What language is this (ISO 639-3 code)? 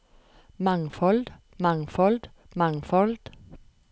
nor